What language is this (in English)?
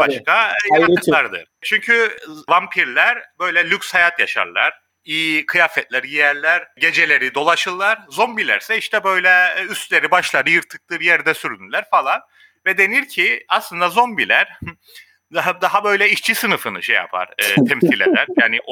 Turkish